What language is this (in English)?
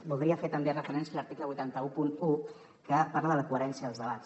Catalan